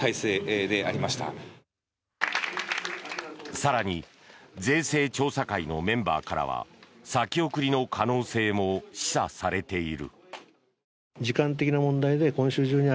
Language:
Japanese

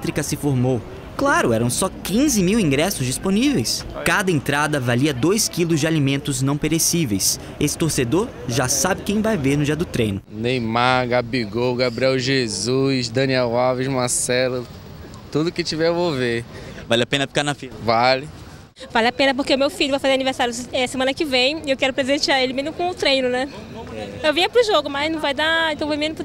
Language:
Portuguese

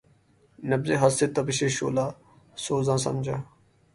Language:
Urdu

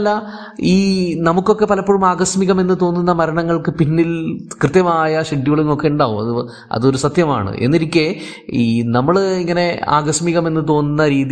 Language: Malayalam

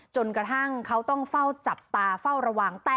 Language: Thai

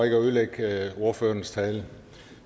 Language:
Danish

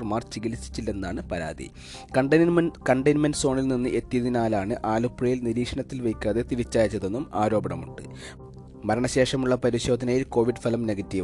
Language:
Malayalam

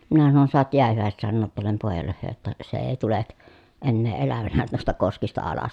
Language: Finnish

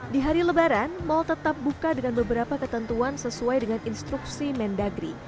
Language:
Indonesian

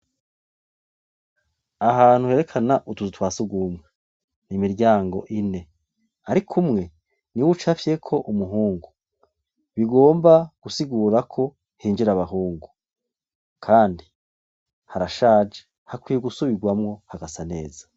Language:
Rundi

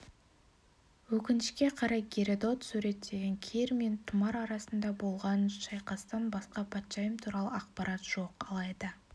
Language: Kazakh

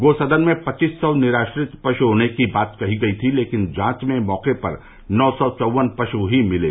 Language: Hindi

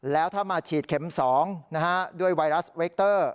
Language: Thai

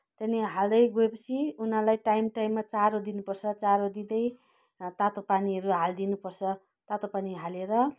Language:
Nepali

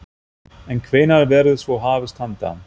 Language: Icelandic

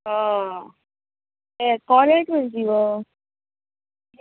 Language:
Konkani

